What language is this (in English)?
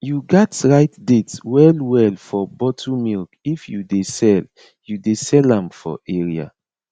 Nigerian Pidgin